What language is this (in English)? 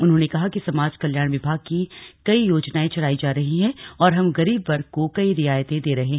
Hindi